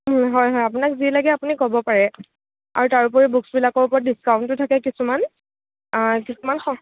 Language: Assamese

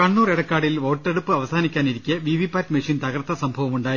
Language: Malayalam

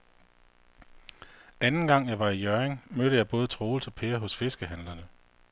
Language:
Danish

